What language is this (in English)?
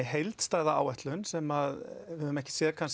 Icelandic